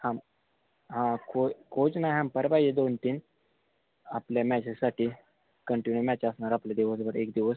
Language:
Marathi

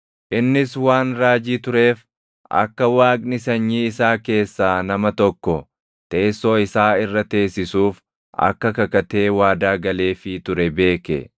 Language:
Oromo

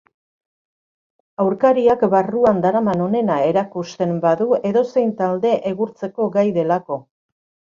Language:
Basque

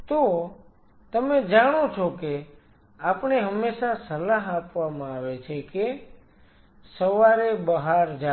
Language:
Gujarati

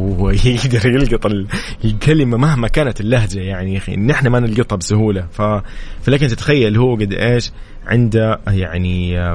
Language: Arabic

